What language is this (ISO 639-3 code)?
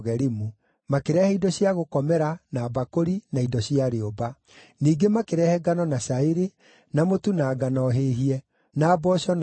kik